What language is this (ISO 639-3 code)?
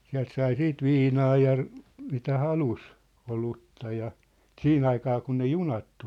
fin